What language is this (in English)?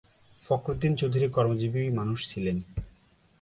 Bangla